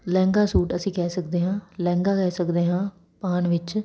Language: Punjabi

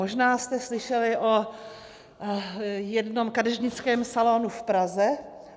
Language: Czech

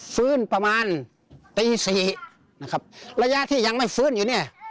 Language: Thai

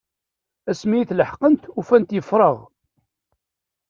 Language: Kabyle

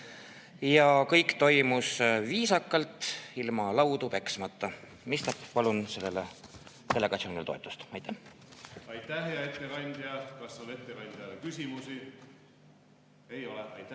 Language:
Estonian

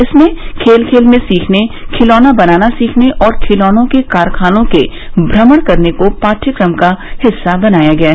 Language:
Hindi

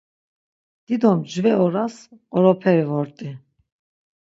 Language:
Laz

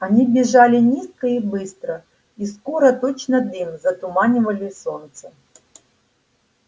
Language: Russian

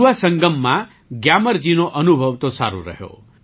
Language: Gujarati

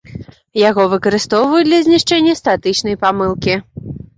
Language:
Belarusian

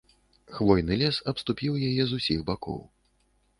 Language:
Belarusian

